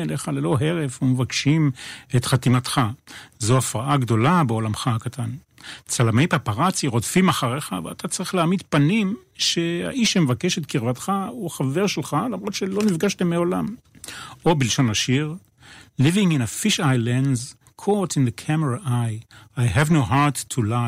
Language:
Hebrew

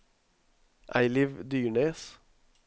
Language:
Norwegian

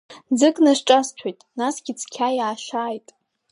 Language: Abkhazian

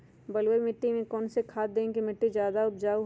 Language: Magahi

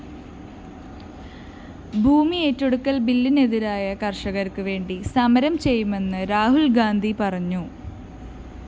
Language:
Malayalam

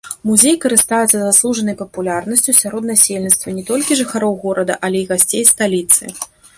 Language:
Belarusian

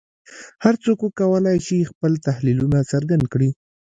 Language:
Pashto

